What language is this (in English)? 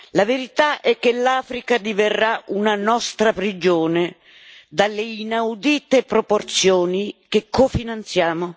Italian